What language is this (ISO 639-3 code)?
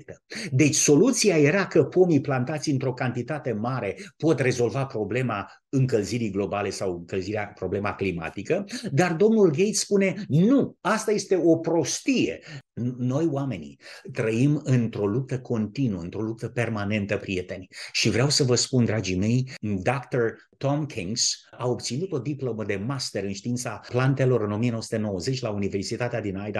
ron